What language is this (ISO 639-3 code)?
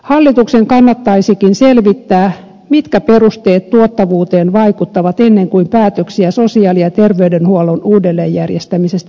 fin